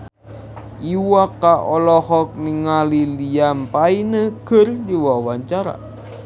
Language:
Sundanese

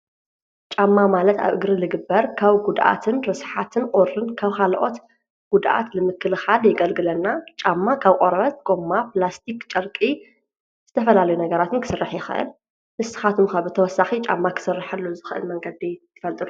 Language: Tigrinya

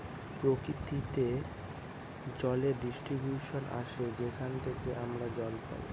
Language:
Bangla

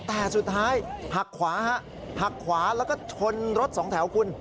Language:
Thai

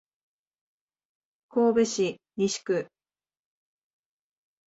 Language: Japanese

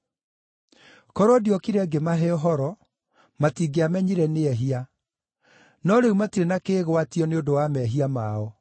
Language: Kikuyu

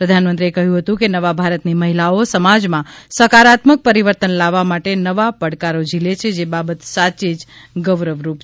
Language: Gujarati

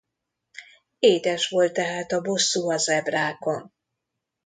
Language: Hungarian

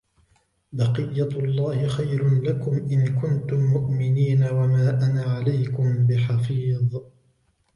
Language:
Arabic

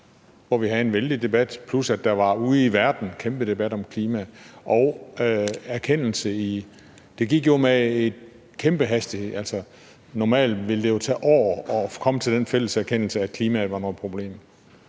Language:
Danish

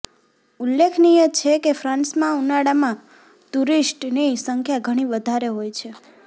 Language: Gujarati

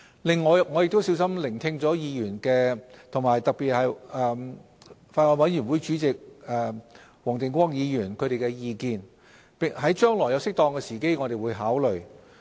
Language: Cantonese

